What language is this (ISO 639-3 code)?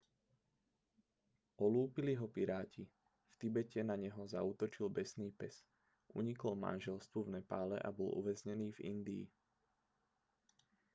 slk